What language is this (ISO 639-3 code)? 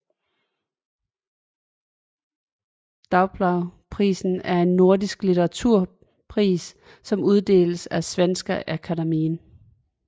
dan